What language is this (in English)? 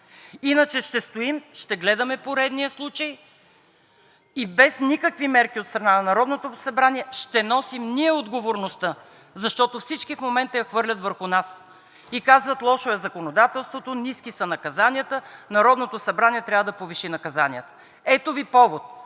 Bulgarian